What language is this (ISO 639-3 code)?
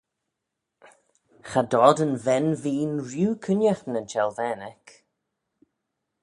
glv